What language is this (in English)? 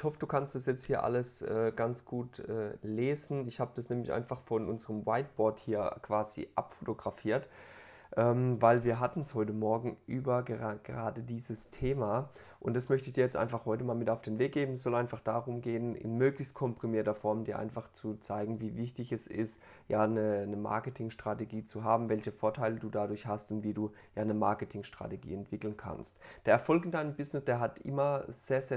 German